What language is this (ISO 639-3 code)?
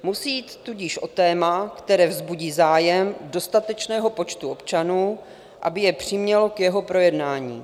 ces